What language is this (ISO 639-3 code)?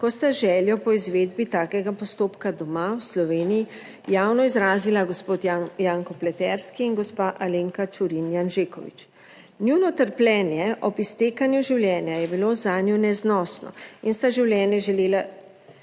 slv